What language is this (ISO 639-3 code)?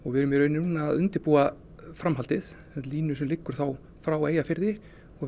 isl